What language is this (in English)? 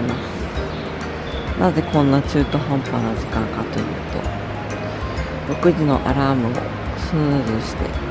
Japanese